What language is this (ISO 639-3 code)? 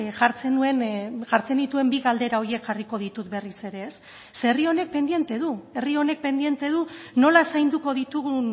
eus